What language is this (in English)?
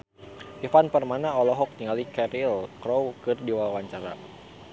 Sundanese